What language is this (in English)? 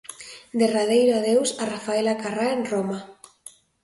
Galician